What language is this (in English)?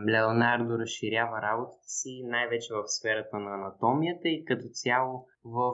Bulgarian